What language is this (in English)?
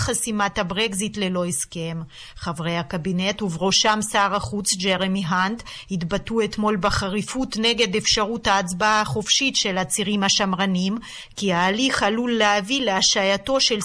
Hebrew